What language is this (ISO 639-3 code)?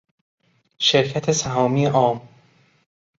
fas